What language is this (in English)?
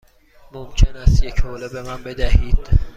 Persian